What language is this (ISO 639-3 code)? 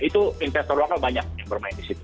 ind